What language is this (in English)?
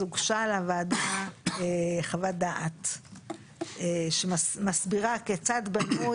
Hebrew